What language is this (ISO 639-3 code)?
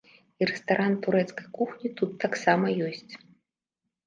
bel